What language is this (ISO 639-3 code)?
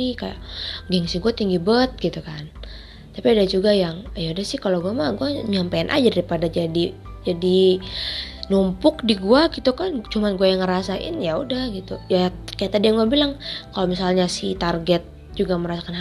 ind